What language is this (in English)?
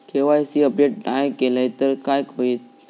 Marathi